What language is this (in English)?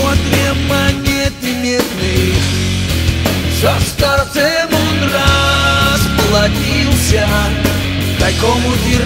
Ukrainian